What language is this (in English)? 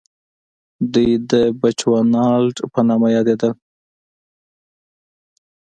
Pashto